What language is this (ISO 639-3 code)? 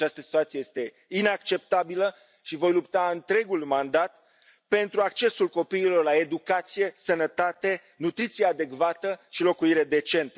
ron